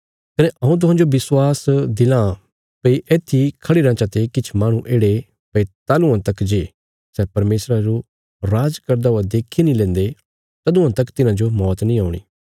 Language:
Bilaspuri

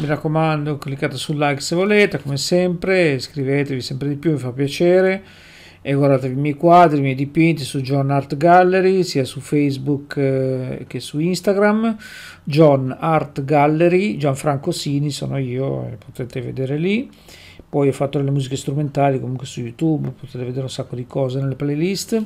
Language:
Italian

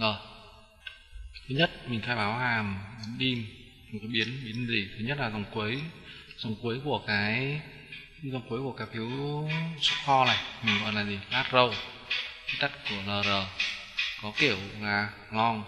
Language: Vietnamese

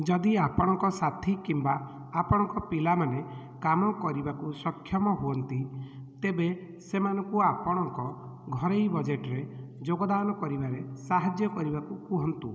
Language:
Odia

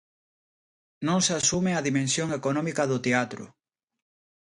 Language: Galician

